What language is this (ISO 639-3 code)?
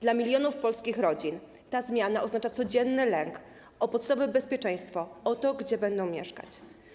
pol